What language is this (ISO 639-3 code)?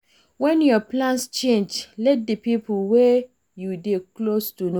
pcm